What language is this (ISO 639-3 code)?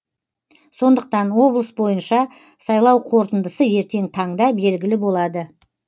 kaz